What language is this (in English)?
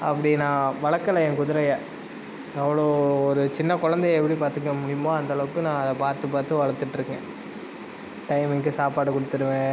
Tamil